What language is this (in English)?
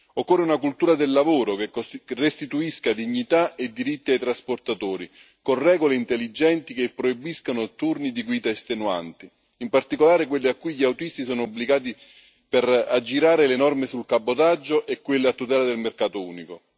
Italian